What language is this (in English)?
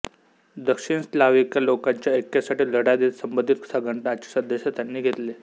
Marathi